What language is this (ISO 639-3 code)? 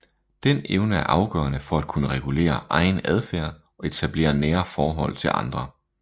dan